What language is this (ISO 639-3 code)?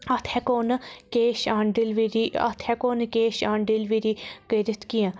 kas